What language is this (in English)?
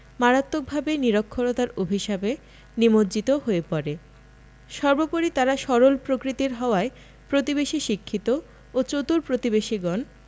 Bangla